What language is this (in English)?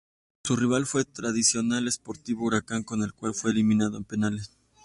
Spanish